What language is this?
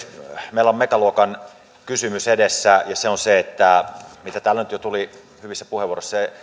Finnish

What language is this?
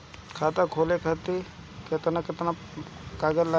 Bhojpuri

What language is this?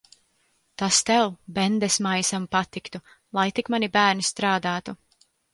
Latvian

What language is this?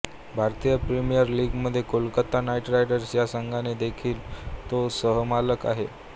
Marathi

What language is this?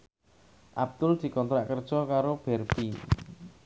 Javanese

